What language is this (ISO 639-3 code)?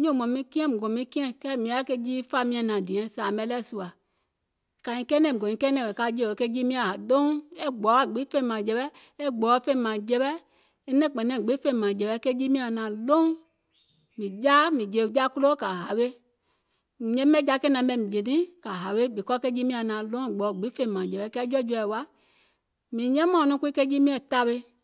gol